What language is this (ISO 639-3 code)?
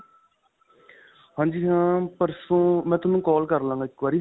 pan